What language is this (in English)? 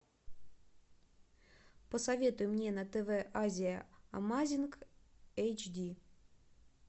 Russian